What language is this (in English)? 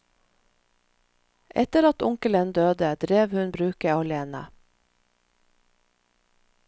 Norwegian